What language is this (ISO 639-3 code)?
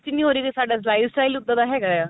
pan